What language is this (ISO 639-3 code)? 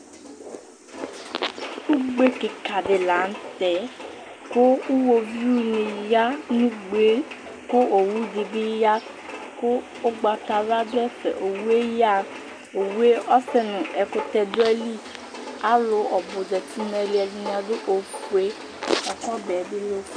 kpo